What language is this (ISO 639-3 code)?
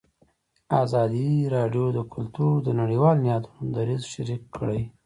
pus